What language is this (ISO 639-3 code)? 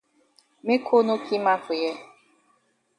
wes